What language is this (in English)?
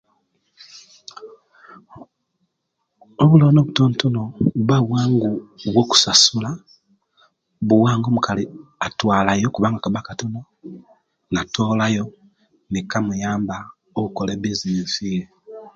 Kenyi